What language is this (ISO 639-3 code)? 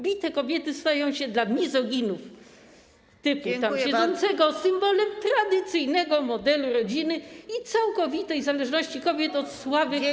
pol